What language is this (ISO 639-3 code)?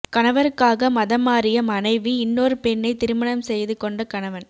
tam